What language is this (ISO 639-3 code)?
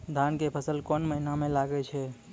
mai